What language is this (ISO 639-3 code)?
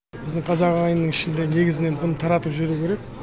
kaz